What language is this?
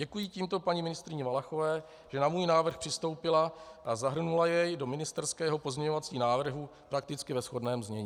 Czech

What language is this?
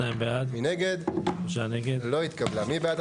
Hebrew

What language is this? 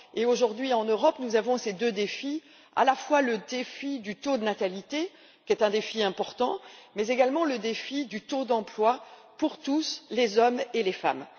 French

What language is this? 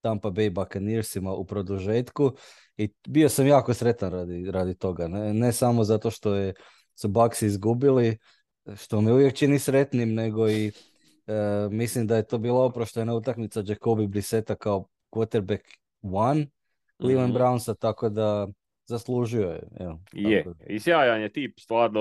Croatian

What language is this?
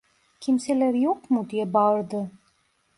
Turkish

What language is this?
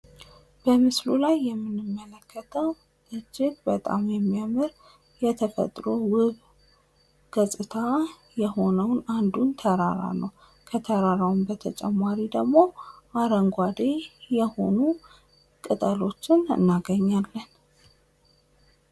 Amharic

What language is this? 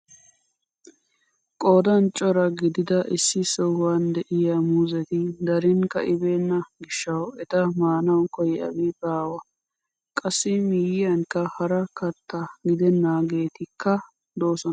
Wolaytta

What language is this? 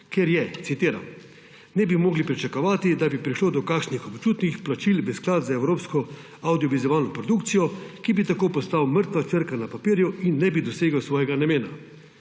Slovenian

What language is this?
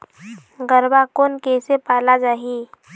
Chhattisgarhi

